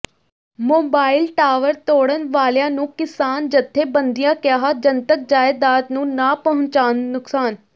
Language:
Punjabi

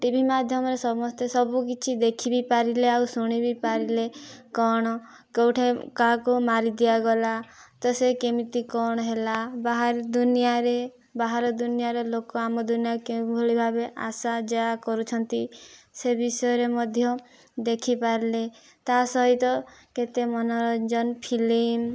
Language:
Odia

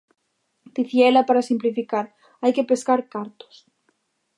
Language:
Galician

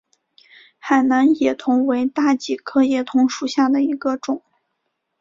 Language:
Chinese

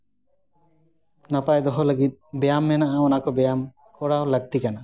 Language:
Santali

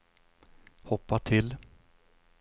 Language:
Swedish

